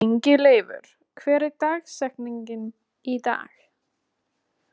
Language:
Icelandic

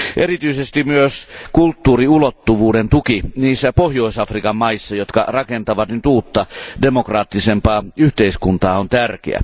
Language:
Finnish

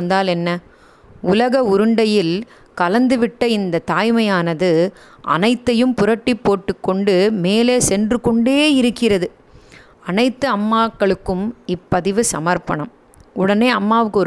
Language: Tamil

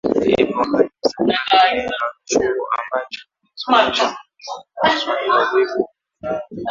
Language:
Swahili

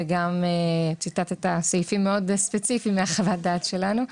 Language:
Hebrew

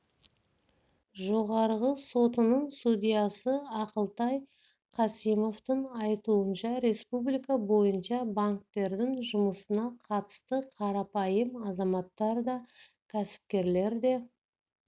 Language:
Kazakh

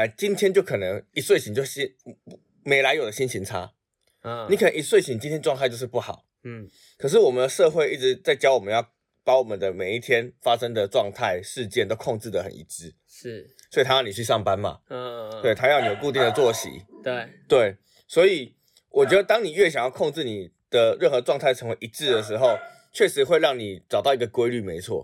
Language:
Chinese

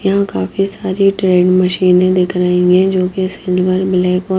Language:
Hindi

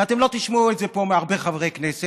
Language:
Hebrew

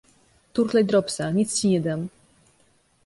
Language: Polish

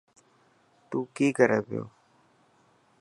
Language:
Dhatki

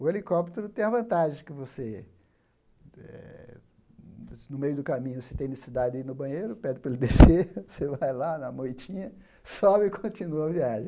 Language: Portuguese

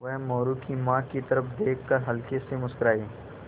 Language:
Hindi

